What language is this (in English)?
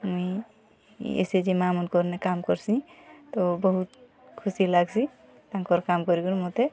Odia